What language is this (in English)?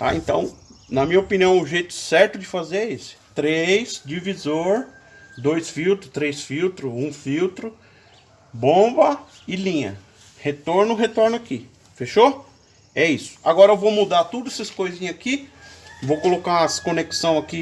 Portuguese